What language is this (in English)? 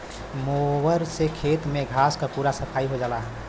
Bhojpuri